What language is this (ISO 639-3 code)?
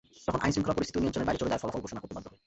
ben